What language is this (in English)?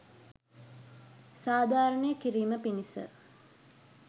Sinhala